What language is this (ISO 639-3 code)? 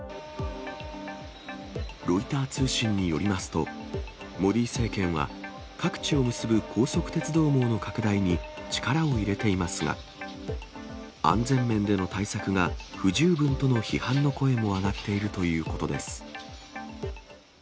jpn